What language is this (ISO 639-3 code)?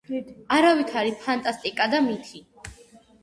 kat